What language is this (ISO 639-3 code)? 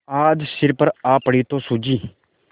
hin